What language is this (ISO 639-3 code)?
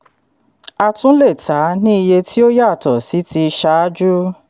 yor